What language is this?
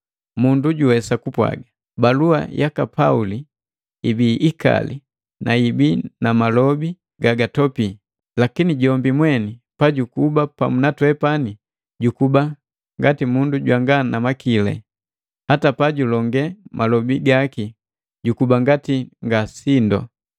Matengo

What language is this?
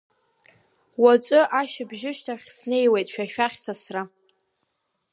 Abkhazian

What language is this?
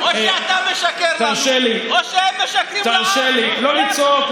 Hebrew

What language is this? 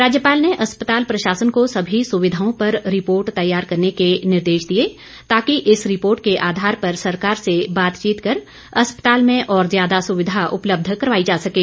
Hindi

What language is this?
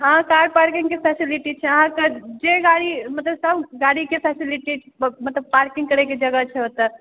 Maithili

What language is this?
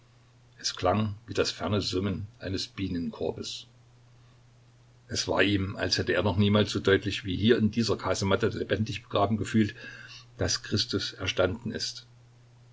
German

